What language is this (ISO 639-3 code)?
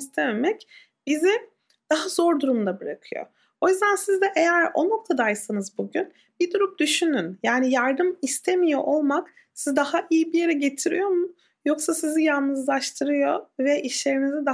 tur